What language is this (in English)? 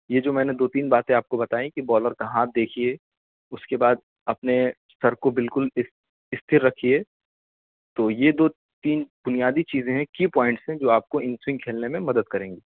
Urdu